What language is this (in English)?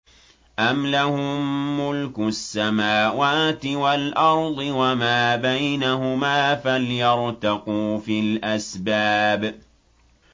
Arabic